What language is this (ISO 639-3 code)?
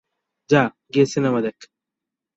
ben